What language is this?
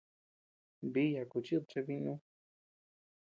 Tepeuxila Cuicatec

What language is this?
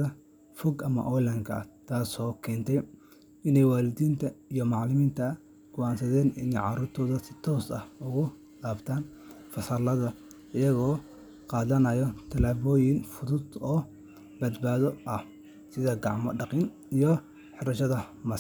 Somali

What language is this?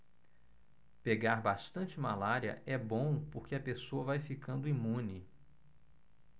Portuguese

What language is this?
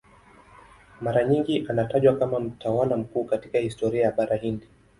Swahili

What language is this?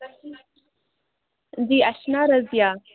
Kashmiri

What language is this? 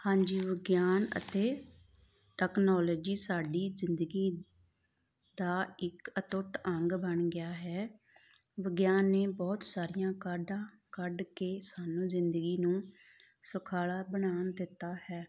Punjabi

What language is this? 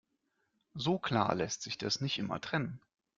German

